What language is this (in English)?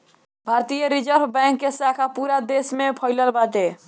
Bhojpuri